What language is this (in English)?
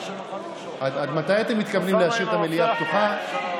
Hebrew